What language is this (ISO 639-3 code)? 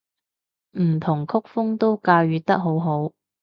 yue